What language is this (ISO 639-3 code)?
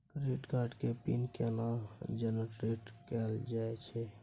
mai